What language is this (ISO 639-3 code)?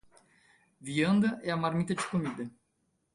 por